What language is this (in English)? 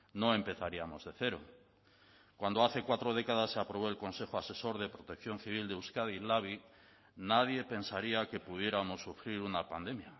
Spanish